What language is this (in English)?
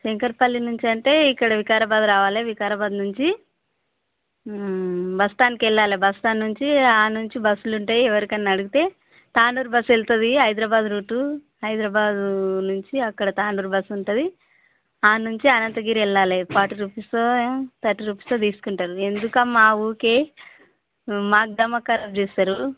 Telugu